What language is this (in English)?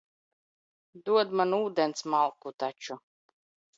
Latvian